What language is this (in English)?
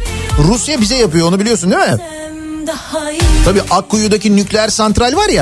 Turkish